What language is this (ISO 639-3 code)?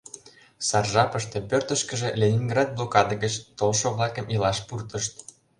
chm